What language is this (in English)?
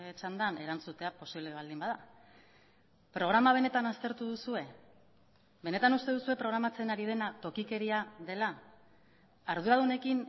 Basque